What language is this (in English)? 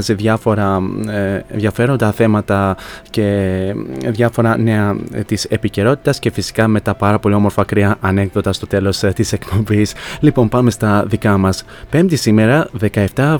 Greek